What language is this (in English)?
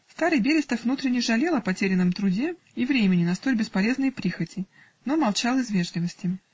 Russian